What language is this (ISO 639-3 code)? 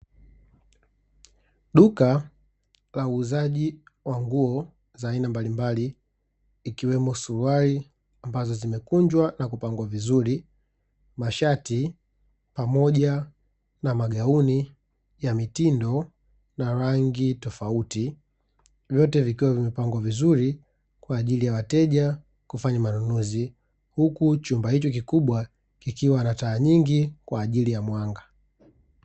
swa